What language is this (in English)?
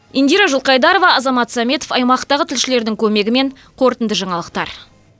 Kazakh